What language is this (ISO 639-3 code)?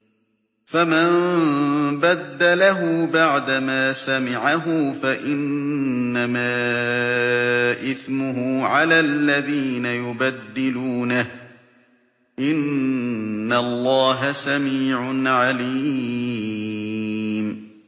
ara